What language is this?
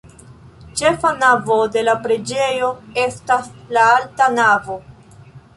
Esperanto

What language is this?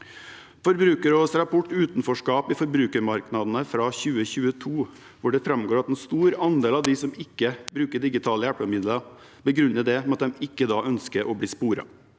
Norwegian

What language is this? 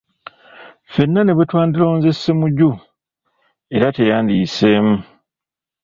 Ganda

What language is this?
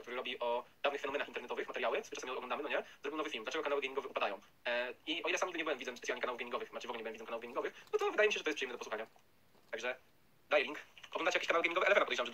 Polish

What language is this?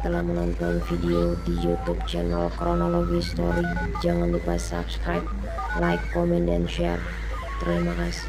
Indonesian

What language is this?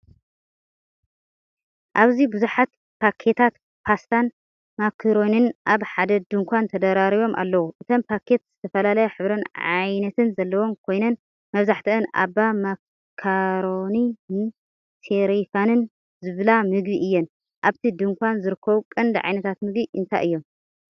Tigrinya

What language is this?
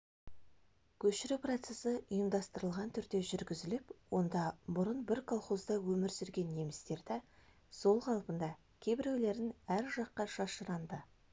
Kazakh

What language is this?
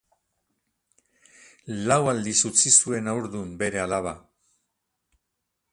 Basque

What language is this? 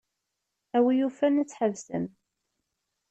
Kabyle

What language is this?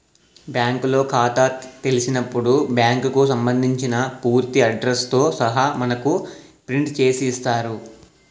Telugu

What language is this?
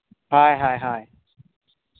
Santali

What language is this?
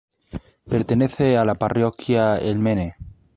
Spanish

